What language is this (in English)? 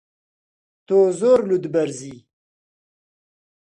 Central Kurdish